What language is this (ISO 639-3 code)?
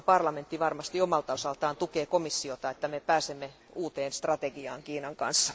fin